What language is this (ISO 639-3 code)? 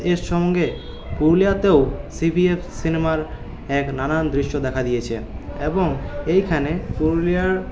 ben